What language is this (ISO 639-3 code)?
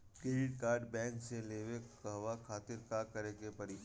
bho